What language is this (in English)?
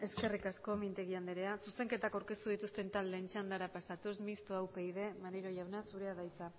Basque